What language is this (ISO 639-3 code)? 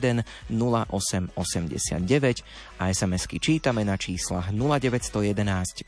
slk